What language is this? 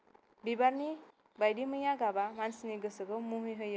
Bodo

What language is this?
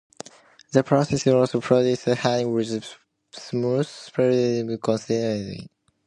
English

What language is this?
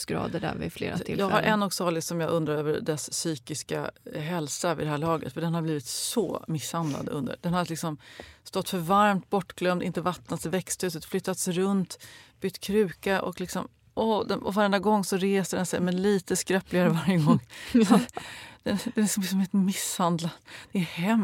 Swedish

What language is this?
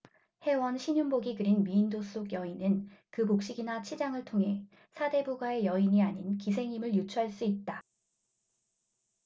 Korean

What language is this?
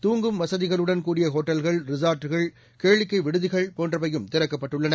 Tamil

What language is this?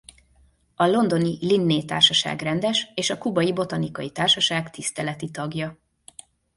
Hungarian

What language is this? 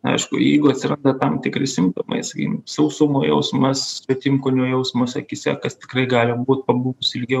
Lithuanian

